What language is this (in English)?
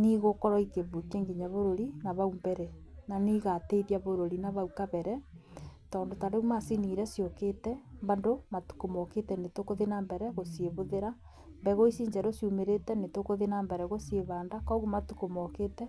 Kikuyu